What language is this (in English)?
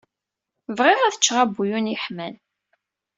Kabyle